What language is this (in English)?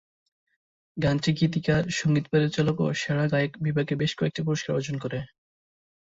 Bangla